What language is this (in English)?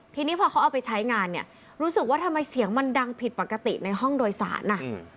Thai